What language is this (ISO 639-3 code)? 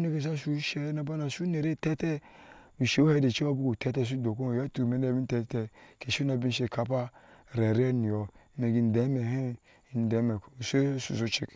ahs